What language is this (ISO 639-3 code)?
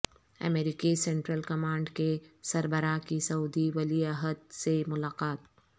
urd